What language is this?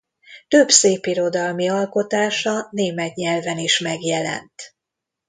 Hungarian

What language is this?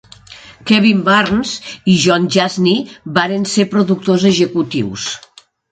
Catalan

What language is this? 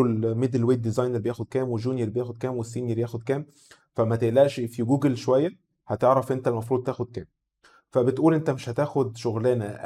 Arabic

